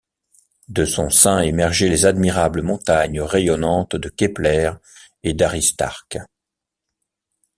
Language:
French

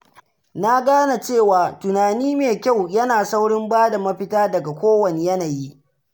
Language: Hausa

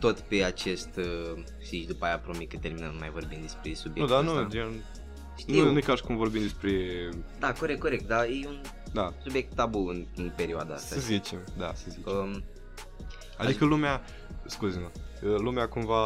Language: Romanian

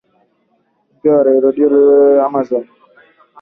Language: Swahili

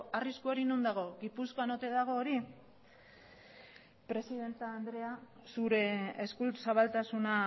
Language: Basque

